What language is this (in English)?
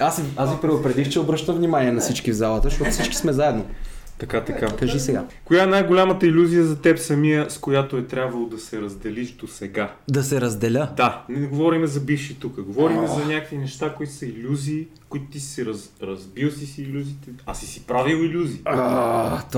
Bulgarian